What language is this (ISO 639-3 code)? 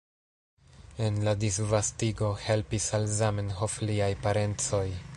epo